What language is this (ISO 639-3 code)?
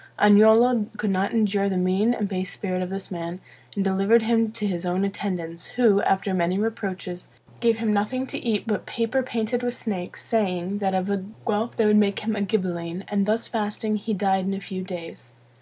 eng